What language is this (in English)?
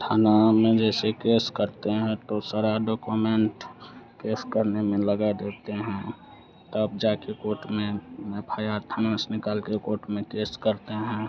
Hindi